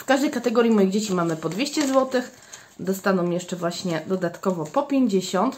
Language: Polish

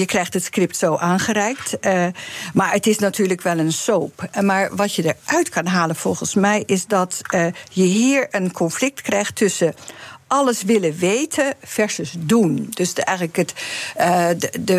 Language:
Dutch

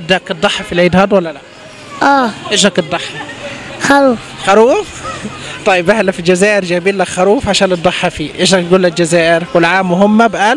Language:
Arabic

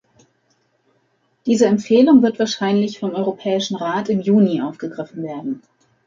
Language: German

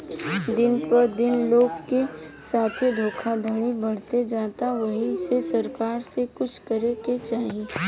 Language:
Bhojpuri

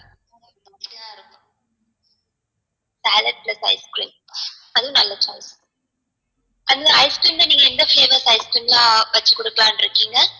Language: Tamil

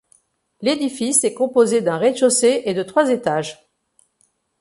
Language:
French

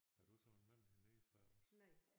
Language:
Danish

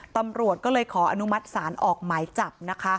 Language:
Thai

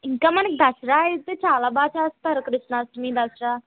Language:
Telugu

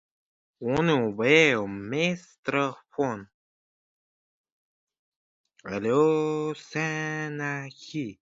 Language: Uzbek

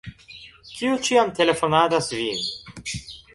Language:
Esperanto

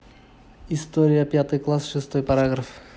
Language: Russian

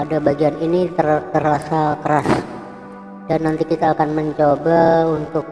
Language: Indonesian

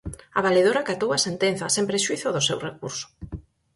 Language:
Galician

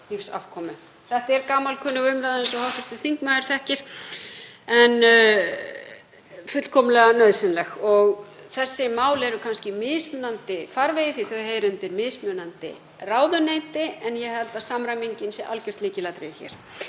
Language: Icelandic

